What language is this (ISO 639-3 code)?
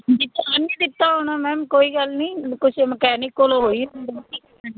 pan